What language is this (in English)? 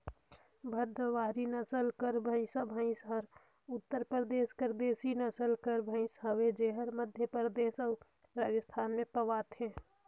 Chhattisgarhi